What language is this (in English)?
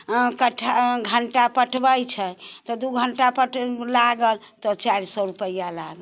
Maithili